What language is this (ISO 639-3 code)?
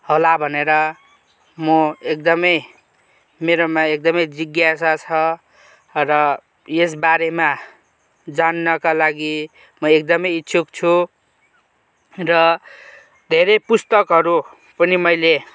nep